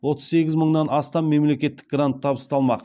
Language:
Kazakh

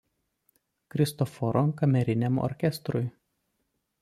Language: Lithuanian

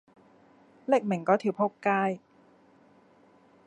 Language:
Cantonese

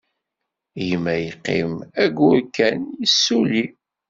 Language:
Kabyle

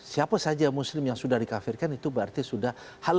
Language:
Indonesian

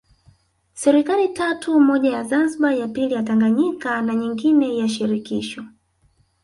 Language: Swahili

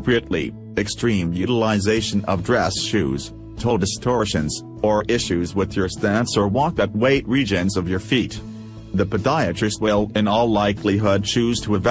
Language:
English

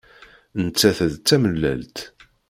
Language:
Kabyle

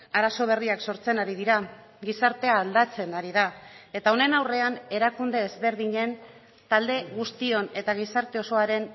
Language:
Basque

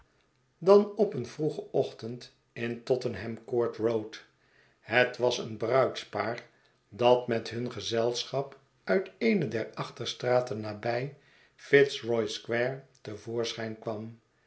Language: Dutch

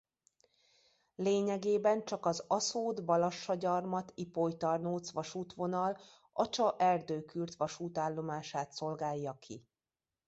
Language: Hungarian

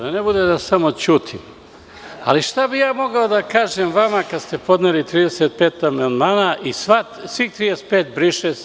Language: Serbian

